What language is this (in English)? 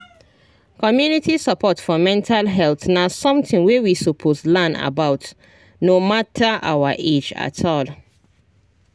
Nigerian Pidgin